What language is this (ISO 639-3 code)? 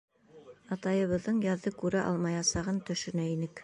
bak